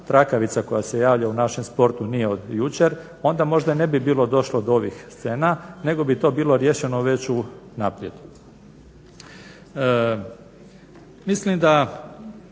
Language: Croatian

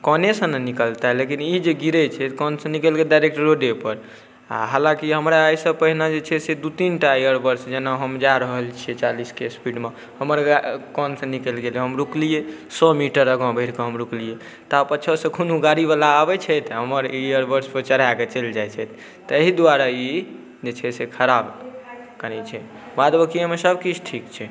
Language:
Maithili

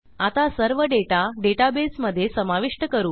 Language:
Marathi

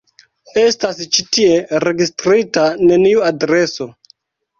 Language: Esperanto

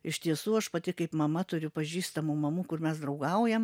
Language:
Lithuanian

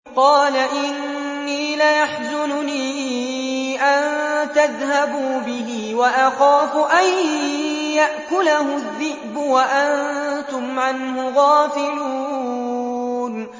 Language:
Arabic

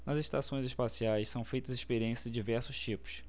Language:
Portuguese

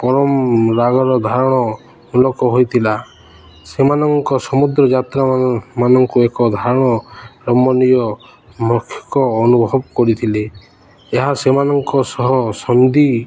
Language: Odia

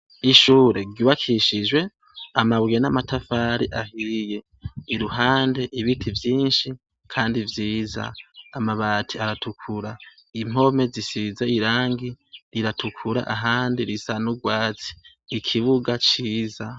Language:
Rundi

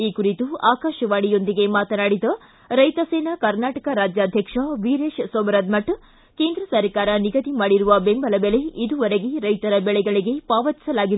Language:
Kannada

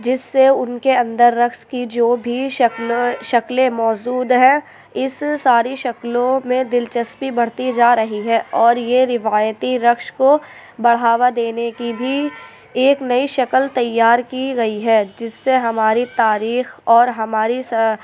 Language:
Urdu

